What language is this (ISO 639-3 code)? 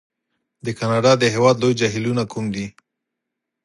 pus